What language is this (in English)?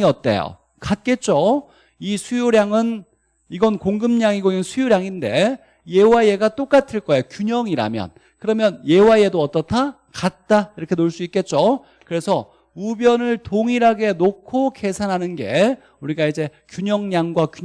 Korean